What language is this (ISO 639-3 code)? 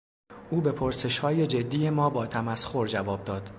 fas